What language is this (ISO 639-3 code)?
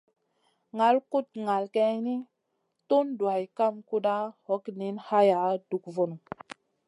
mcn